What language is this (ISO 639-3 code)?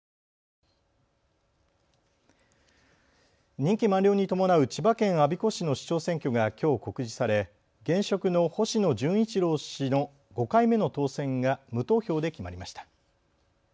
jpn